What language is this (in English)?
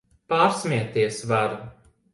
Latvian